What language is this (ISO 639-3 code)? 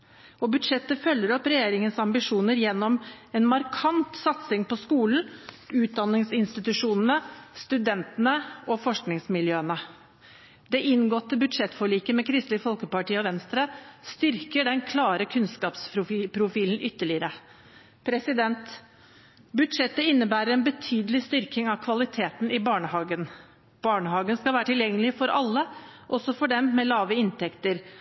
nob